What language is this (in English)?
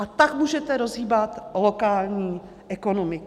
Czech